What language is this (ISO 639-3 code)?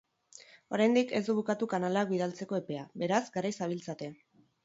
eus